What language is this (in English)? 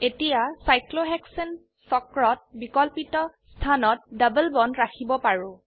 Assamese